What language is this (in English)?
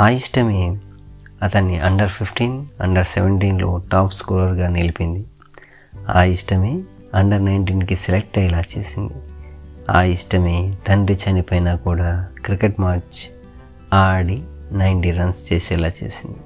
Telugu